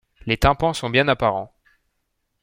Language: French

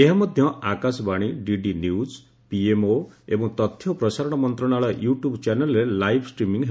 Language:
Odia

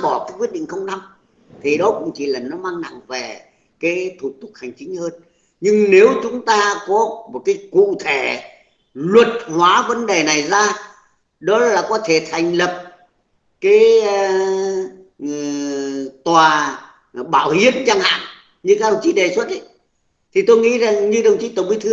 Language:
Vietnamese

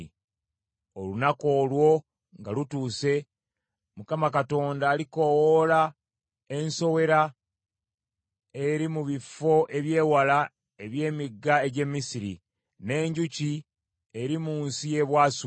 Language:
Ganda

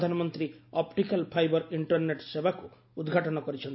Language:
Odia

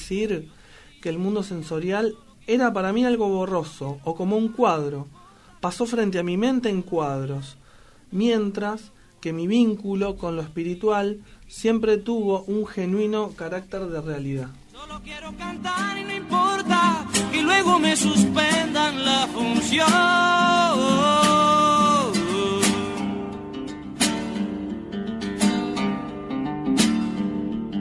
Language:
Spanish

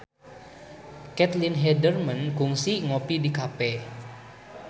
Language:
Sundanese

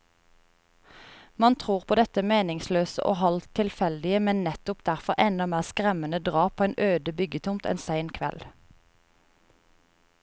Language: Norwegian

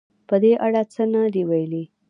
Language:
Pashto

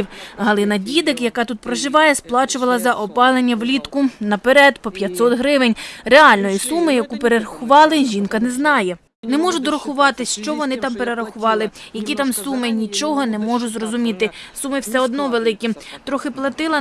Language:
Ukrainian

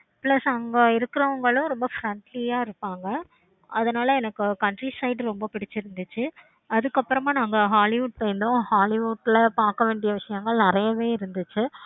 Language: Tamil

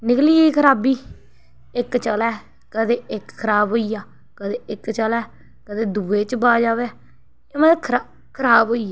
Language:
Dogri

